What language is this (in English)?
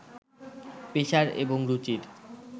Bangla